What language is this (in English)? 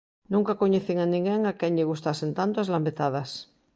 Galician